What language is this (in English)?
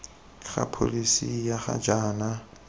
Tswana